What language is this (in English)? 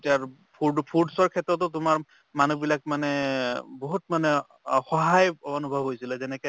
Assamese